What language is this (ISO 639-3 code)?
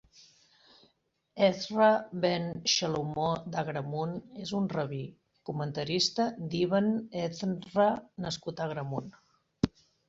cat